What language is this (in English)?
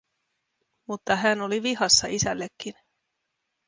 Finnish